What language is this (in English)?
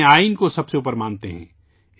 Urdu